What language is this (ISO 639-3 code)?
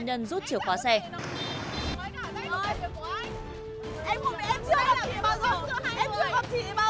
vie